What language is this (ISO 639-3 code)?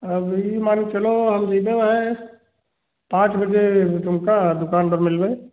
hin